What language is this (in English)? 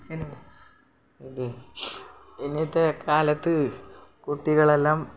Malayalam